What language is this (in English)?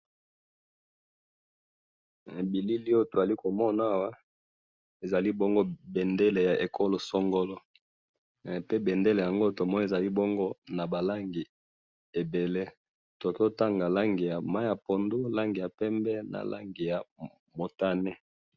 Lingala